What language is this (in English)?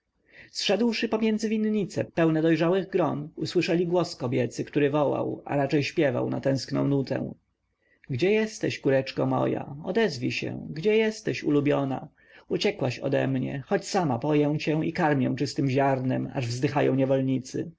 Polish